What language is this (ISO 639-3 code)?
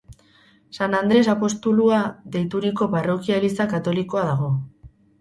eus